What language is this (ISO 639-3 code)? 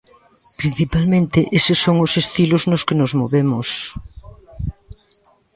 glg